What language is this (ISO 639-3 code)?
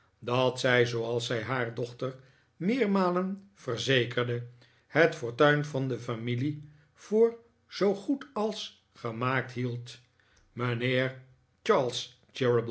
nld